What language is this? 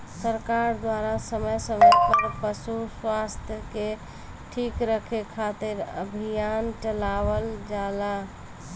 Bhojpuri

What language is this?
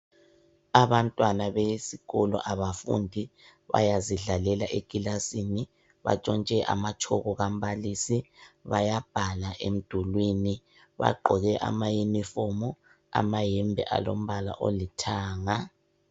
North Ndebele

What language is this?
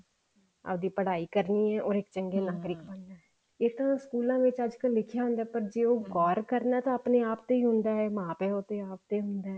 Punjabi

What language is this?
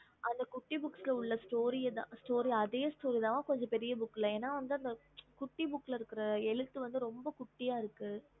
Tamil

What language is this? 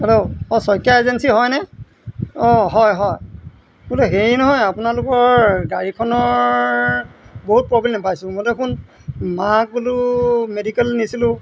Assamese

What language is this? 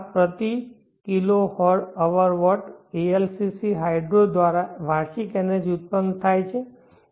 Gujarati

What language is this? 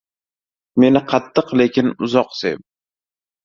Uzbek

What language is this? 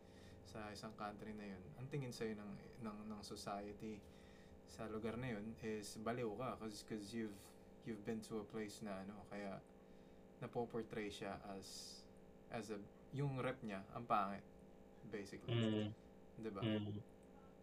Filipino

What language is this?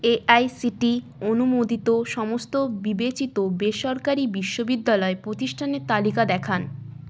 Bangla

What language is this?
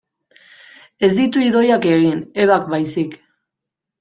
Basque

